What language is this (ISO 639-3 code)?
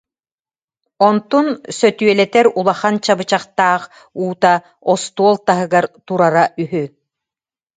sah